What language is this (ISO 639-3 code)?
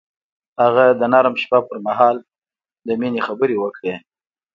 pus